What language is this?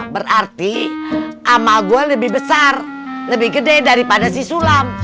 Indonesian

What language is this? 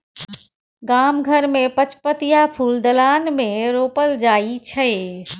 Maithili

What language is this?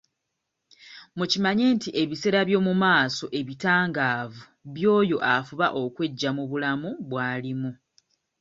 Ganda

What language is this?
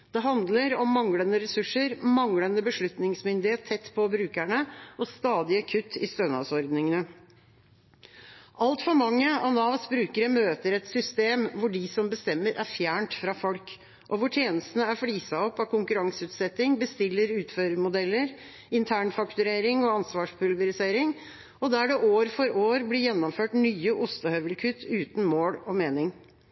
Norwegian Bokmål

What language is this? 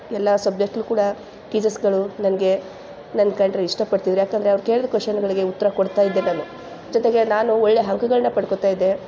Kannada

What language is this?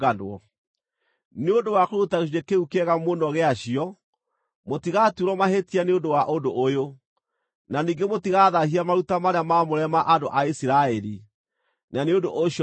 Kikuyu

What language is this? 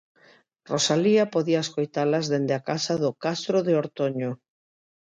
Galician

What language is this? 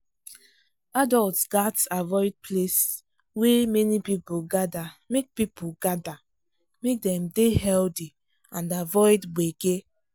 Nigerian Pidgin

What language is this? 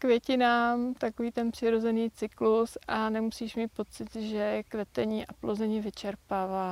Czech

